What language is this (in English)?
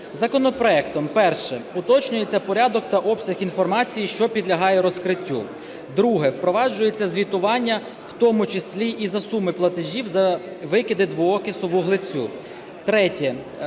Ukrainian